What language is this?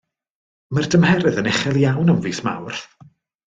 Welsh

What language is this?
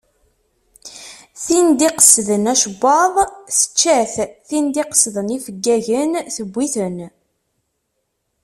Kabyle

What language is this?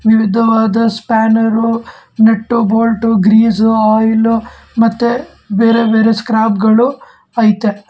Kannada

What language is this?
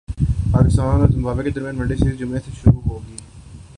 Urdu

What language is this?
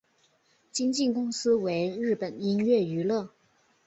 Chinese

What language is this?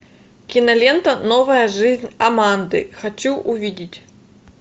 Russian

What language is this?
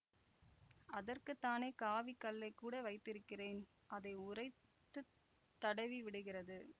Tamil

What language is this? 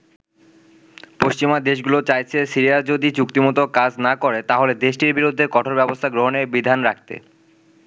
Bangla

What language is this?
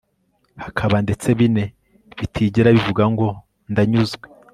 Kinyarwanda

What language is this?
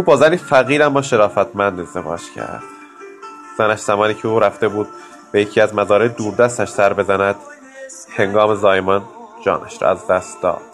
Persian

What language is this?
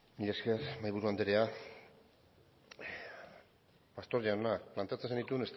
Basque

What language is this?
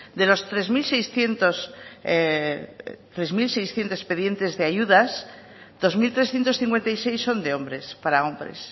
Spanish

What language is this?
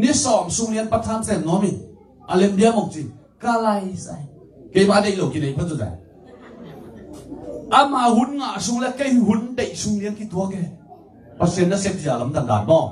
Thai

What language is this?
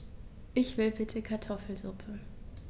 German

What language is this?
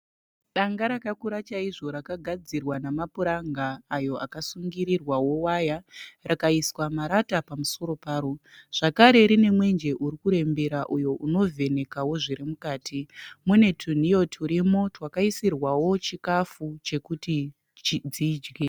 Shona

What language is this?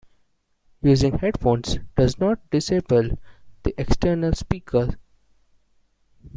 English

